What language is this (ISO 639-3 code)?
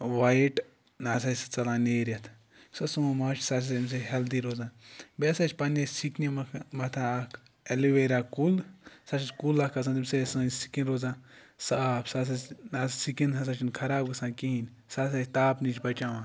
kas